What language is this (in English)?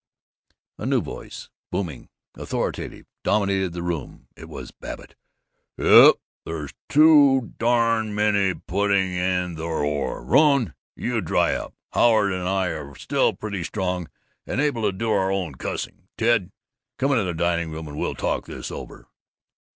English